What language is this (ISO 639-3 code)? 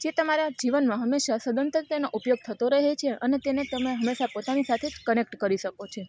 guj